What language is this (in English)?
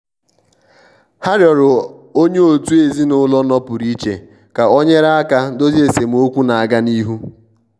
Igbo